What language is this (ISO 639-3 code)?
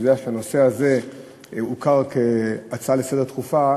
heb